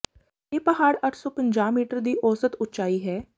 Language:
Punjabi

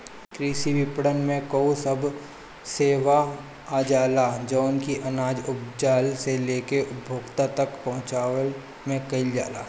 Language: Bhojpuri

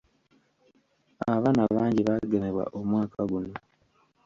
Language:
Ganda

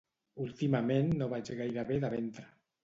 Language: Catalan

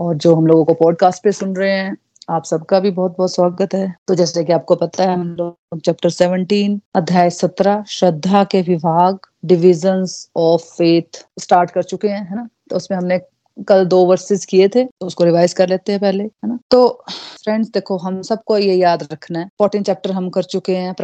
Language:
Hindi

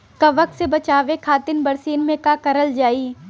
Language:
Bhojpuri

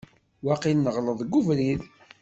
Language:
Kabyle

